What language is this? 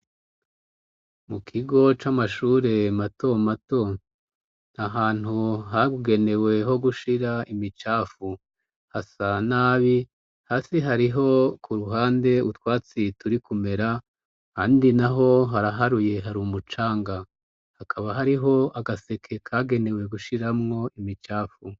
Rundi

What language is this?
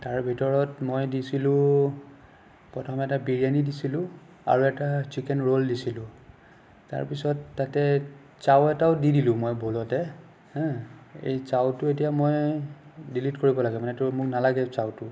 Assamese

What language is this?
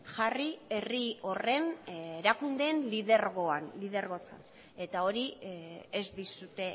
Basque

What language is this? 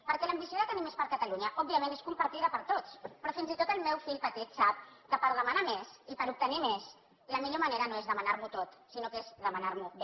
Catalan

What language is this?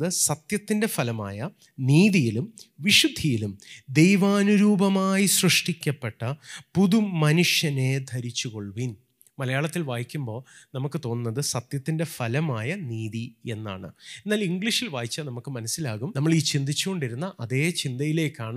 Malayalam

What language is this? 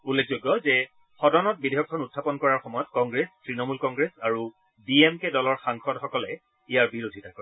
Assamese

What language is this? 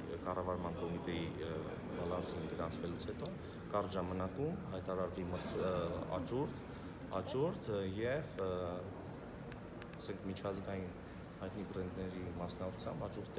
Romanian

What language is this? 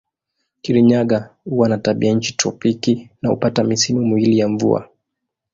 Swahili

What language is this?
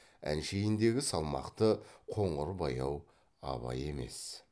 Kazakh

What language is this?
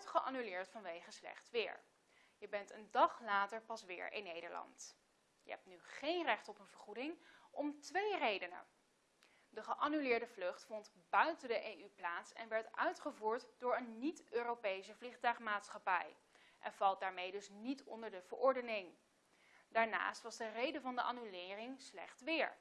Dutch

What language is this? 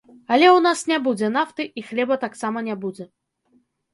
Belarusian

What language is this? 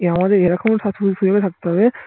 Bangla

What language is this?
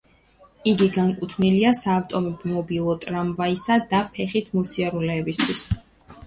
Georgian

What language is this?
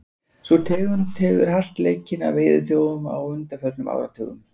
Icelandic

